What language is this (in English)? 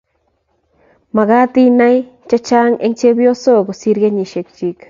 Kalenjin